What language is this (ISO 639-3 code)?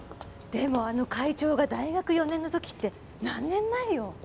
jpn